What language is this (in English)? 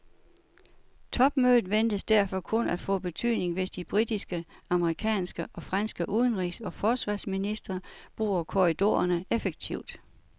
Danish